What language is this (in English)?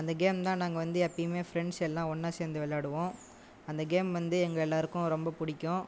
Tamil